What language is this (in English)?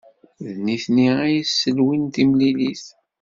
Kabyle